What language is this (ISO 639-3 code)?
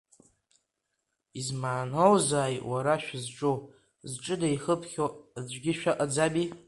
abk